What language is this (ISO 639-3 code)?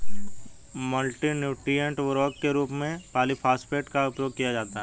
hin